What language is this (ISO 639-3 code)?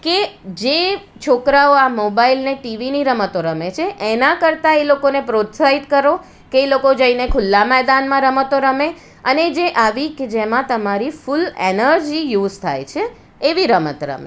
guj